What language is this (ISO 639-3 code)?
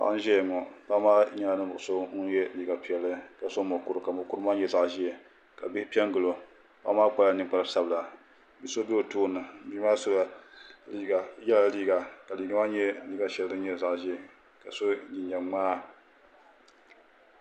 dag